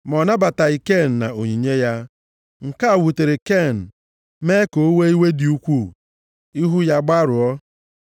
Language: Igbo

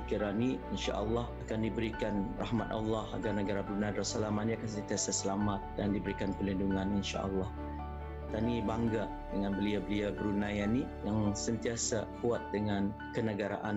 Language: Malay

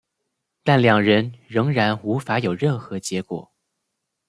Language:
Chinese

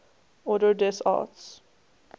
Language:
English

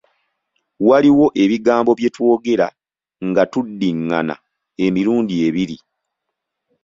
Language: Ganda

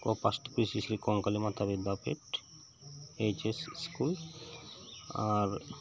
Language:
Santali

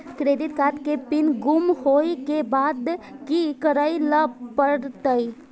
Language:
Maithili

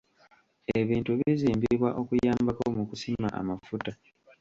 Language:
Ganda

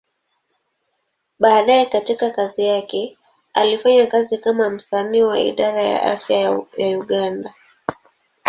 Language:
Swahili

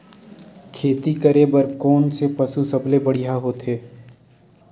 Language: Chhattisgarhi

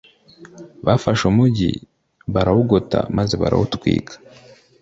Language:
Kinyarwanda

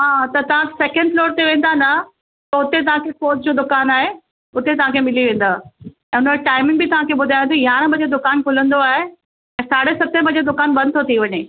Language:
Sindhi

